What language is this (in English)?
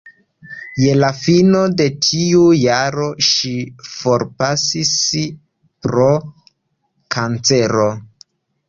Esperanto